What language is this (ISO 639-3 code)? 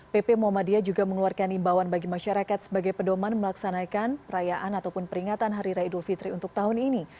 ind